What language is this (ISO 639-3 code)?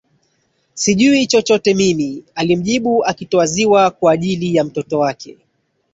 swa